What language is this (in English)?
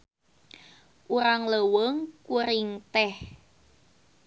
Sundanese